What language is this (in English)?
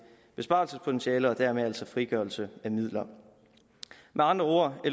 Danish